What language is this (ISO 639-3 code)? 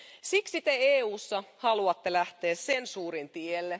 fin